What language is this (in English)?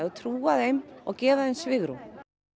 Icelandic